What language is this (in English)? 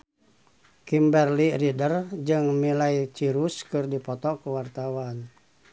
Sundanese